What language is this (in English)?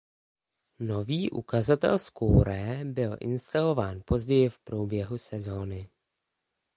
Czech